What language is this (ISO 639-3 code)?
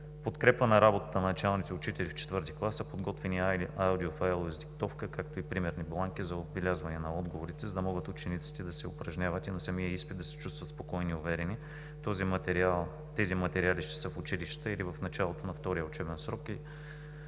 bul